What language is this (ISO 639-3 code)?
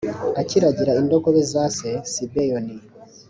kin